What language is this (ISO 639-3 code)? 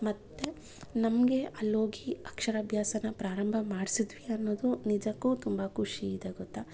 kan